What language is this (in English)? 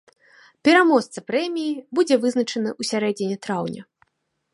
Belarusian